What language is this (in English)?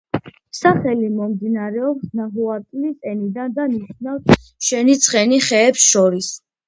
Georgian